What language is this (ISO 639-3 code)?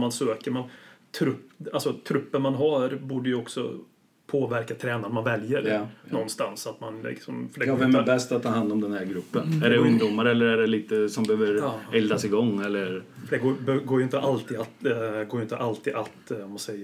swe